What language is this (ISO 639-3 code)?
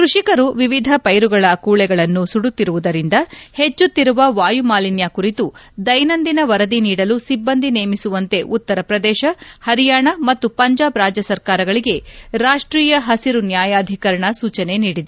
kan